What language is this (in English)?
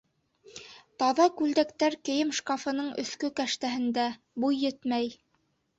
Bashkir